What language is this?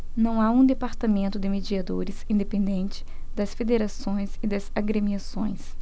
Portuguese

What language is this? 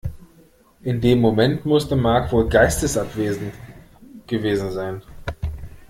German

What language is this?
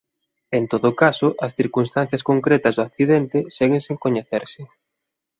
Galician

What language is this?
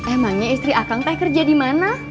Indonesian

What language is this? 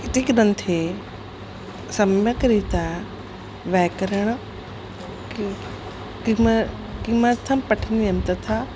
Sanskrit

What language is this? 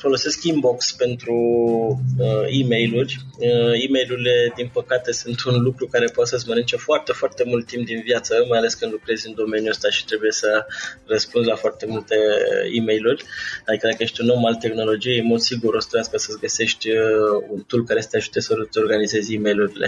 Romanian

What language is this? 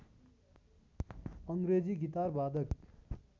Nepali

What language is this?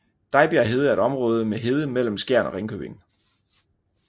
Danish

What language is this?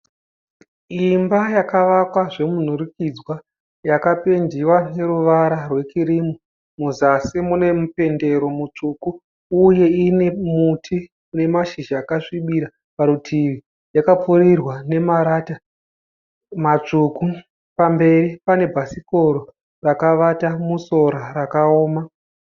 Shona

